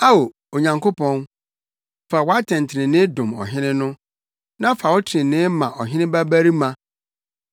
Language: Akan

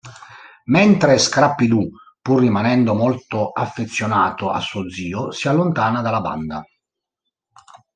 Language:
Italian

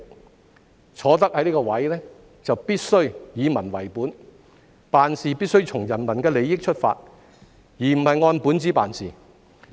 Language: Cantonese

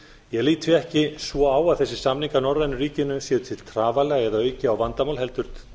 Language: Icelandic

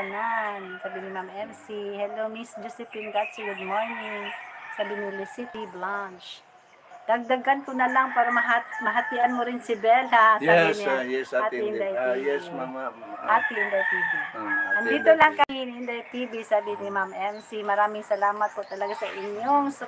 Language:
Filipino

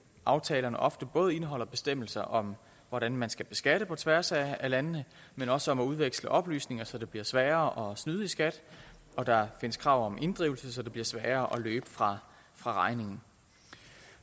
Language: Danish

